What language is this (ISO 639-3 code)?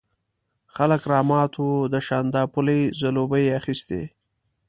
pus